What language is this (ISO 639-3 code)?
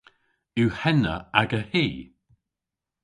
cor